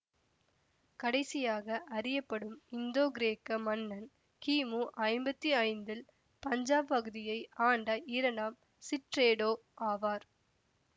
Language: Tamil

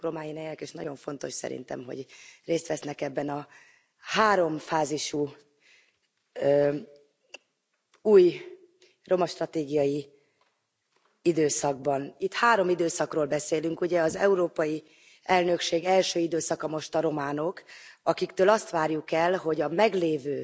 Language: Hungarian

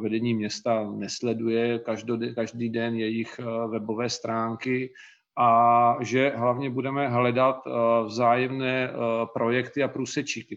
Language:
Czech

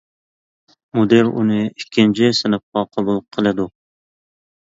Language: Uyghur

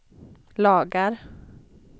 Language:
Swedish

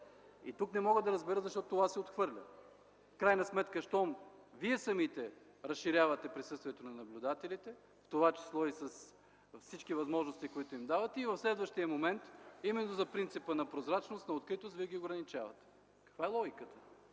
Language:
Bulgarian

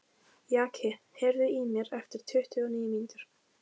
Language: Icelandic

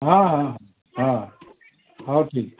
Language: Odia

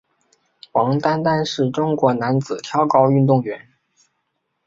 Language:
Chinese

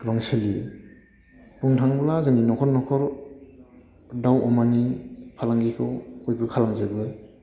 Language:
Bodo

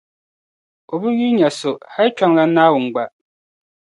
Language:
Dagbani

